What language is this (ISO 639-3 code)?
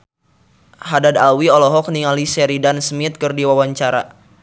sun